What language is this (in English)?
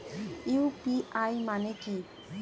Bangla